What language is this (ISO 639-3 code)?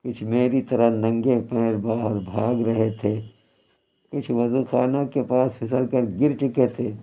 urd